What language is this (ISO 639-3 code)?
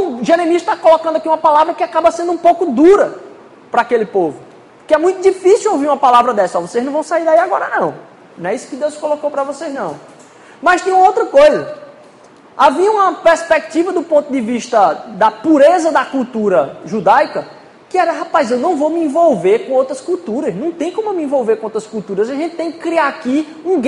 por